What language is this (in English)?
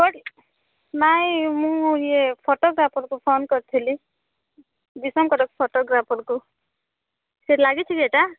Odia